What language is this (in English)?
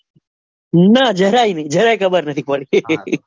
Gujarati